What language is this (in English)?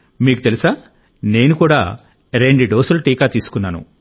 Telugu